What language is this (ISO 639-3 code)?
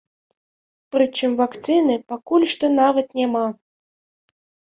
bel